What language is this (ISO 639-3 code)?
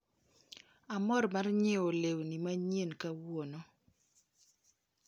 luo